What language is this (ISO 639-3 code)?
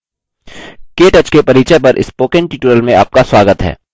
hin